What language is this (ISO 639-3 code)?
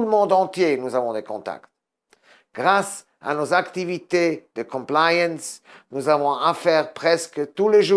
fra